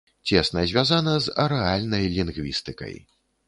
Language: Belarusian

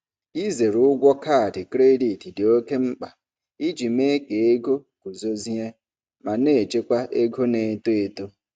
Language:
Igbo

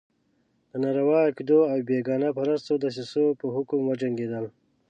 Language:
Pashto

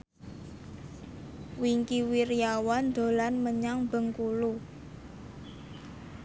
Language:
Javanese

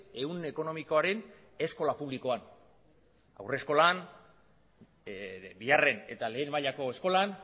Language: Basque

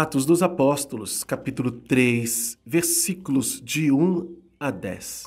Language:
Portuguese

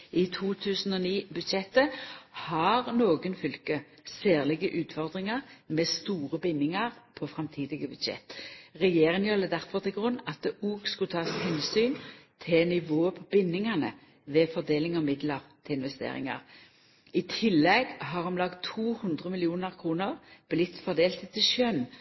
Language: Norwegian Nynorsk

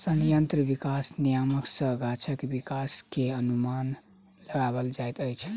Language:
Maithili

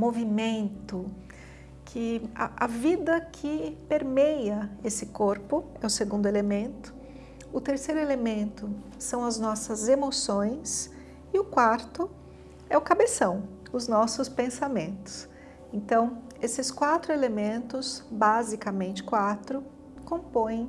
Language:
Portuguese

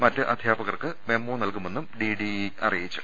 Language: Malayalam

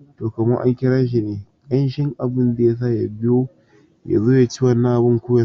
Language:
Hausa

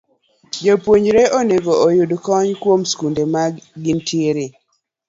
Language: Luo (Kenya and Tanzania)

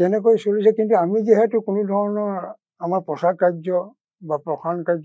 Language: Bangla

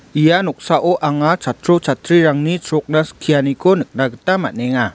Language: Garo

